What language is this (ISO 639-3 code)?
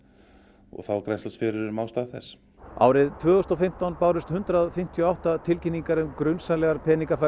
isl